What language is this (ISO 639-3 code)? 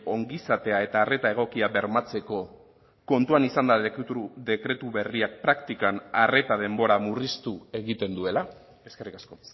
eus